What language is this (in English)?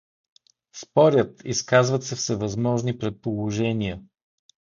Bulgarian